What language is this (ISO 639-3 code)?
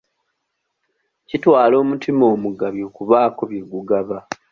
lug